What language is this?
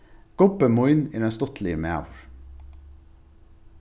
Faroese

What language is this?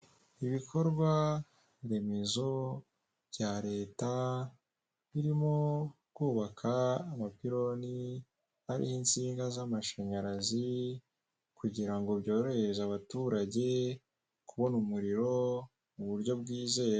Kinyarwanda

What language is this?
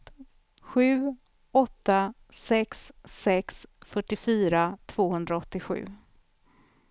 Swedish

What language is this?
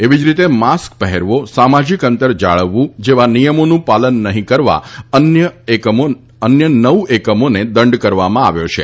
Gujarati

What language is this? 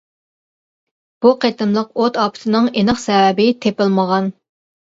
Uyghur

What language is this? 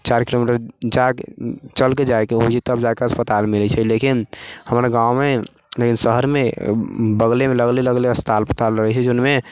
Maithili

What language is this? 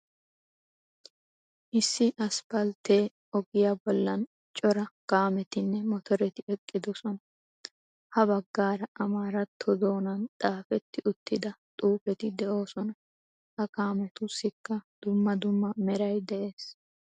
Wolaytta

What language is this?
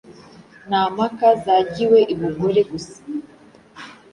Kinyarwanda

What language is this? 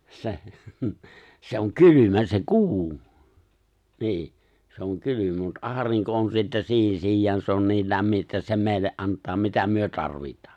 Finnish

